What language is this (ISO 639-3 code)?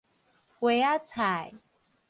nan